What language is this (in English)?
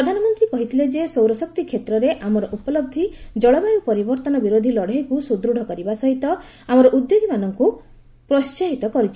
Odia